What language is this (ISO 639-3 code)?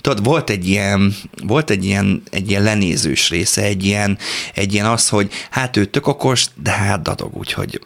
hun